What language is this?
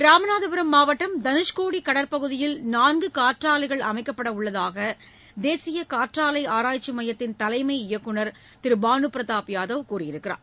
Tamil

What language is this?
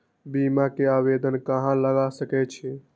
Maithili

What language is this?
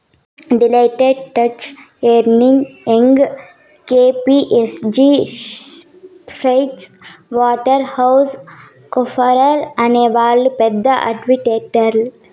Telugu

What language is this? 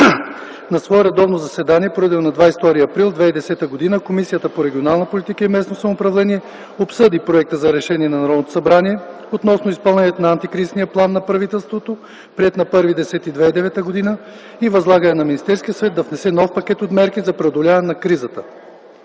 Bulgarian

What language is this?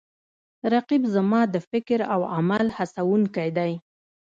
Pashto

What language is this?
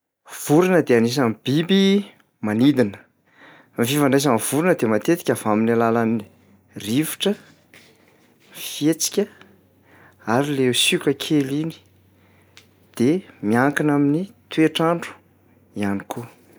Malagasy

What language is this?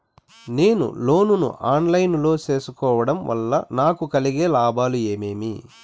Telugu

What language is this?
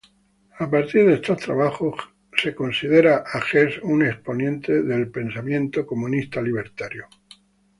Spanish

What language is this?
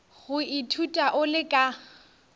Northern Sotho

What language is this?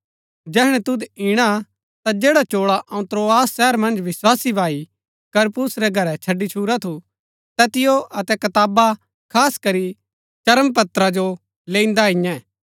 Gaddi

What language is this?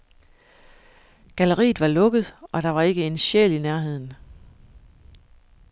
Danish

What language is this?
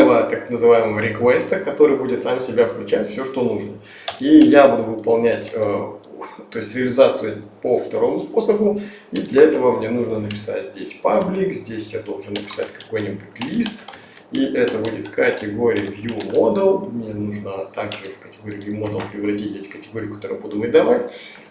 Russian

